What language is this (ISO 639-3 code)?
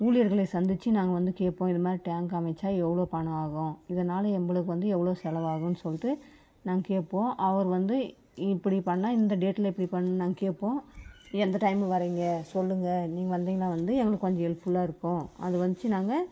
tam